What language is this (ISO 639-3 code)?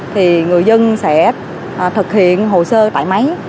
vie